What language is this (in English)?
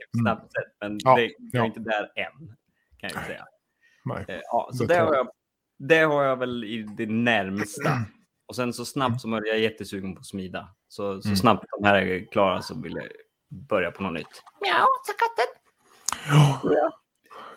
Swedish